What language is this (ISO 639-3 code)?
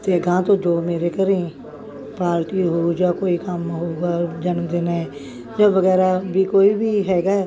pan